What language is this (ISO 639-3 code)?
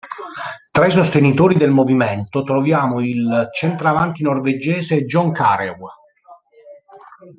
ita